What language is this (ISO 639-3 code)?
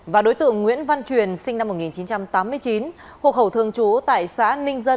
vie